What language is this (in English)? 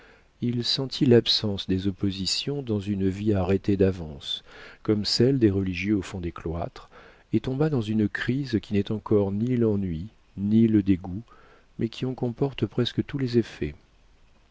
French